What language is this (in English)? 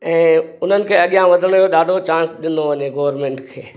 Sindhi